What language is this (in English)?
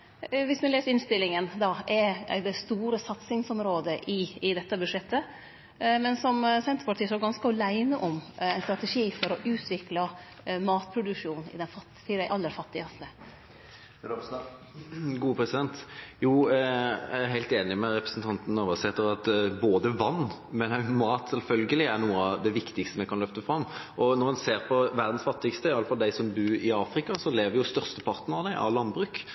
Norwegian